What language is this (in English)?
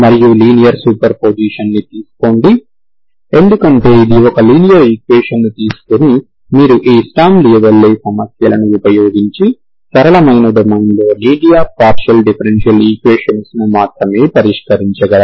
Telugu